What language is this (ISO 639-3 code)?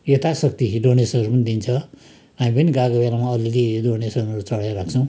nep